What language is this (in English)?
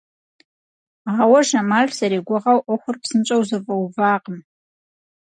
Kabardian